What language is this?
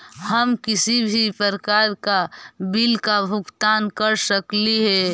Magahi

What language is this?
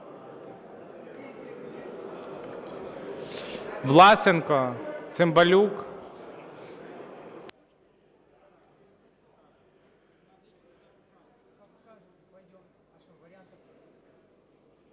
Ukrainian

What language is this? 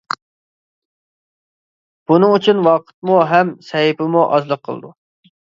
Uyghur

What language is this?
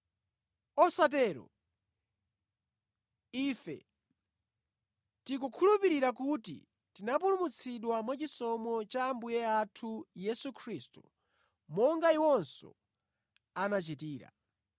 Nyanja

